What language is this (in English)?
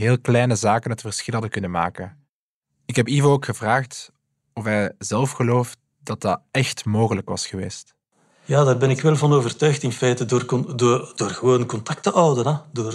Dutch